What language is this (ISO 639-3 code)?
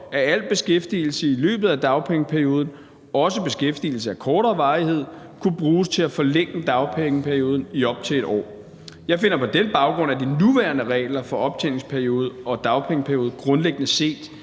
dan